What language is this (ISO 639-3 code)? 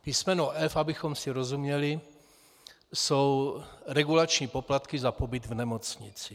ces